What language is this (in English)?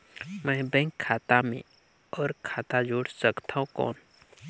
Chhattisgarhi